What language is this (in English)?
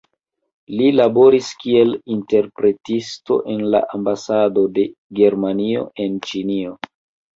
Esperanto